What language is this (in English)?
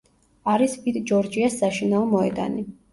Georgian